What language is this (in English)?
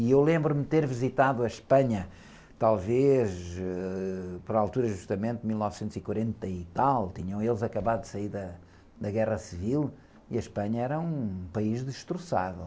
Portuguese